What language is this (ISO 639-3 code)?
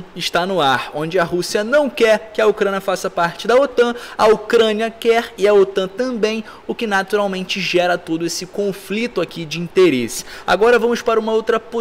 por